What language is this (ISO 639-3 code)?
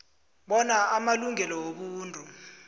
nbl